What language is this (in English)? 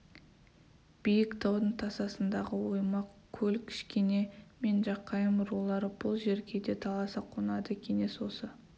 Kazakh